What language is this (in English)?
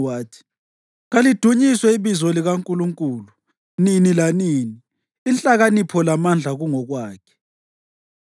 North Ndebele